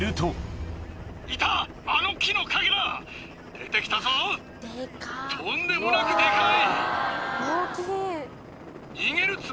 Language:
Japanese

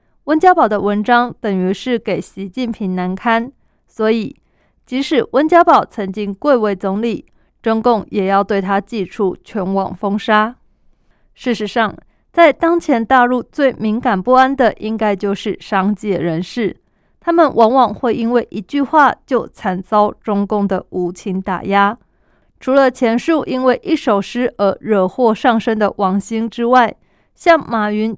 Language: Chinese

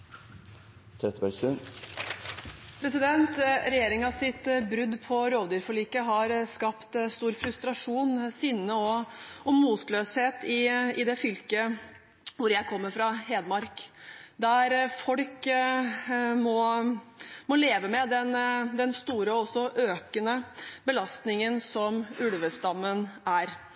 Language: Norwegian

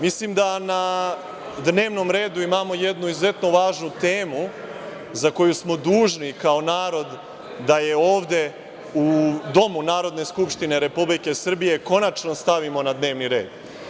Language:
Serbian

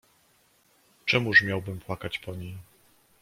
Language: Polish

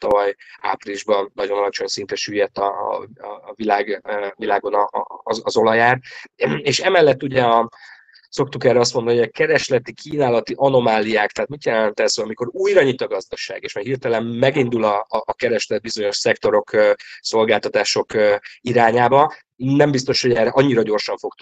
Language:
Hungarian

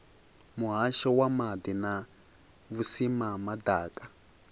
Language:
Venda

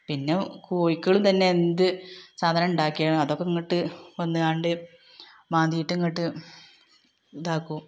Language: Malayalam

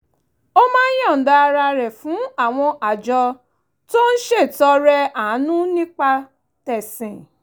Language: Yoruba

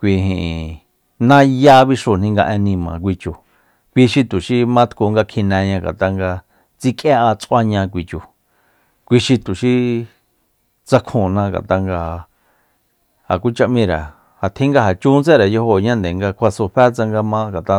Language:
Soyaltepec Mazatec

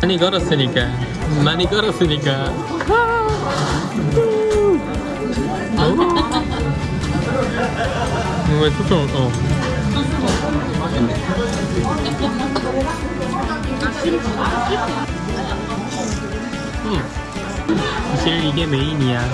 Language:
Korean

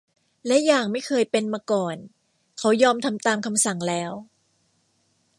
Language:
Thai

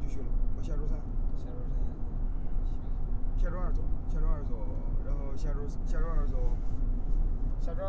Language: Chinese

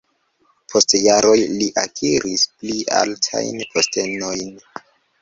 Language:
Esperanto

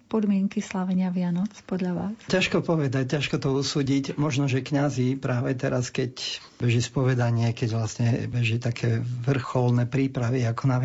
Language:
Slovak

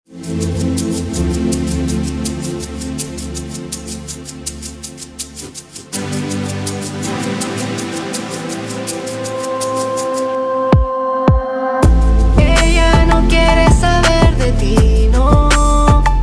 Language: Spanish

